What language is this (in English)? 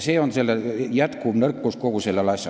Estonian